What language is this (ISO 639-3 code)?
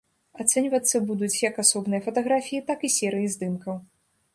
bel